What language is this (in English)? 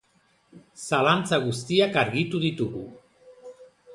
Basque